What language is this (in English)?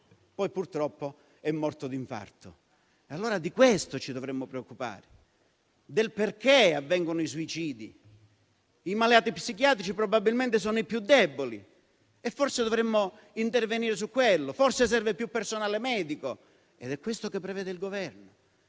Italian